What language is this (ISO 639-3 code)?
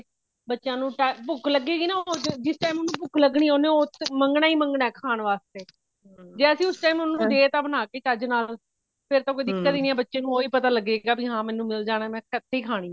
pan